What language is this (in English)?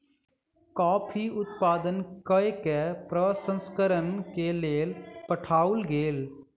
Maithili